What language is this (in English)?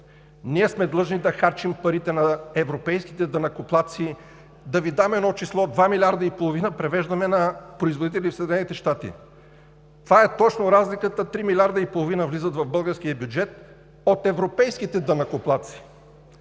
Bulgarian